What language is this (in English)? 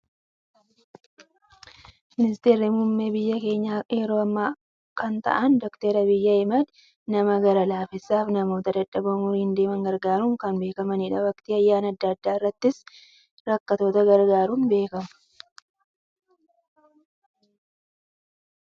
Oromo